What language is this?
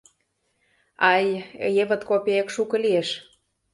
Mari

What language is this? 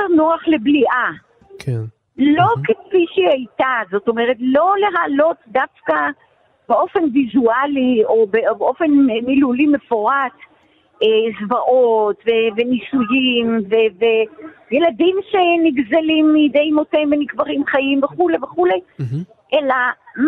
Hebrew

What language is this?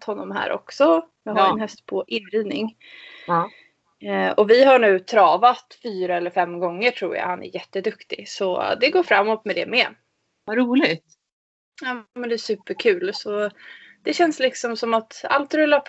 Swedish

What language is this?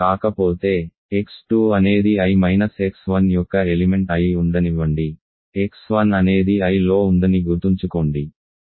Telugu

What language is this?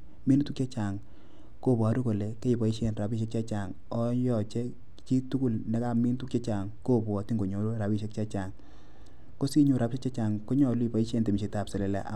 Kalenjin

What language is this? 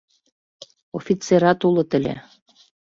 Mari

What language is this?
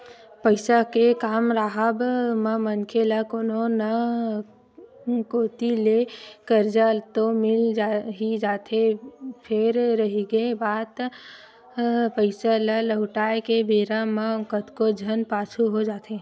Chhattisgarhi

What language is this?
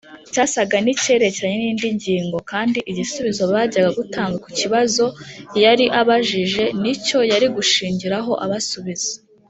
Kinyarwanda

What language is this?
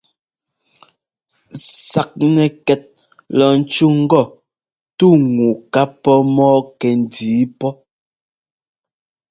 Ngomba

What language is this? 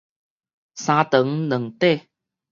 Min Nan Chinese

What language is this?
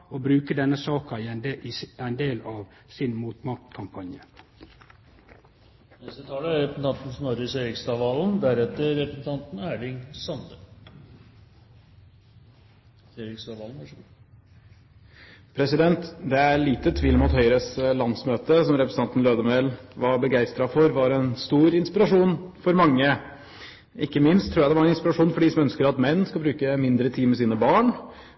Norwegian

